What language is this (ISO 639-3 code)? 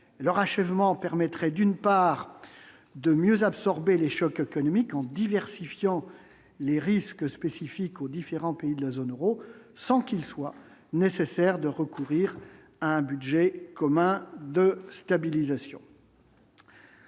fra